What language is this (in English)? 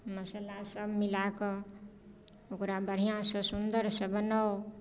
Maithili